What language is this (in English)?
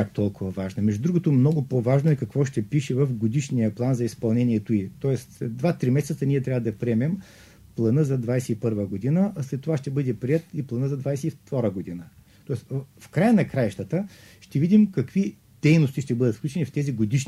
Bulgarian